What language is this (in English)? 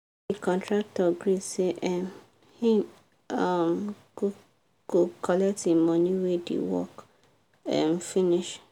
Nigerian Pidgin